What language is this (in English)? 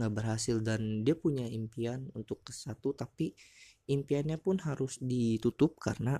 Indonesian